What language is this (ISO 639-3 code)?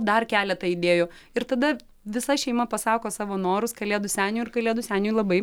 lit